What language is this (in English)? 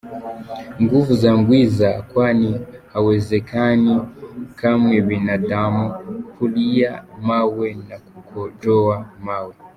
Kinyarwanda